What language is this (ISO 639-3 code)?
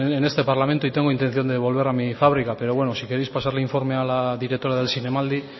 spa